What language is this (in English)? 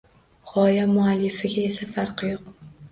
Uzbek